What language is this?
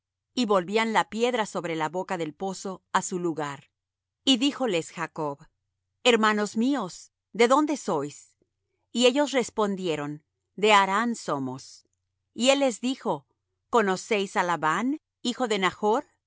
Spanish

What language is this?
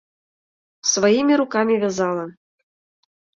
Mari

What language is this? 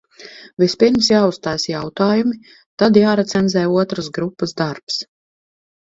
Latvian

